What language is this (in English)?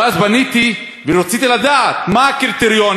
Hebrew